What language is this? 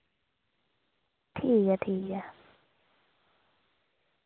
Dogri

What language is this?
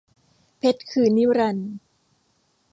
Thai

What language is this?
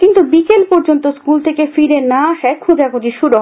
Bangla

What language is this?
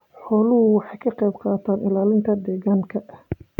Somali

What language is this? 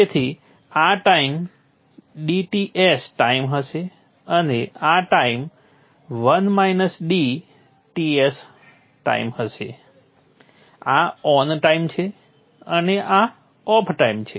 Gujarati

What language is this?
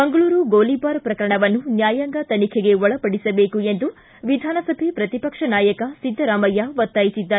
Kannada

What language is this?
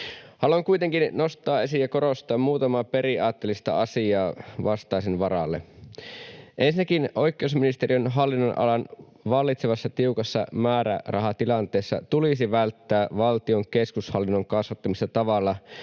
Finnish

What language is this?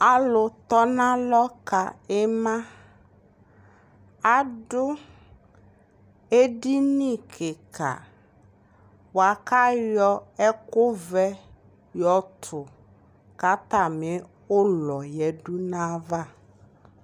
Ikposo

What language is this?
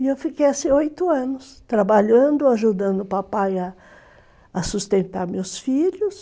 Portuguese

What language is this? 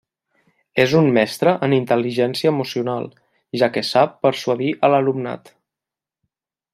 Catalan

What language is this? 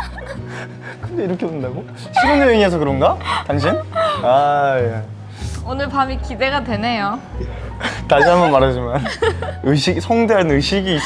Korean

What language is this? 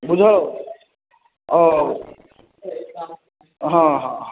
Maithili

